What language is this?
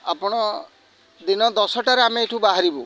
Odia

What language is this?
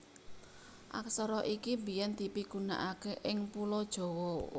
Javanese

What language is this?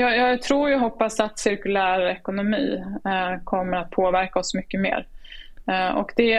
Swedish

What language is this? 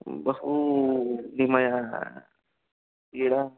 Sanskrit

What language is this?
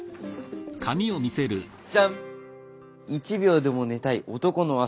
Japanese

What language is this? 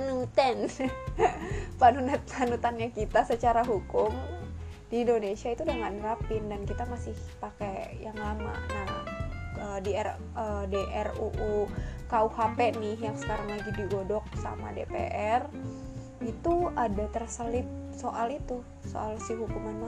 Indonesian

